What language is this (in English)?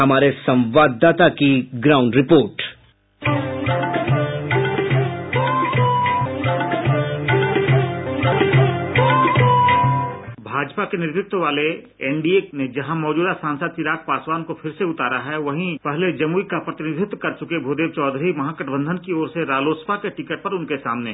Hindi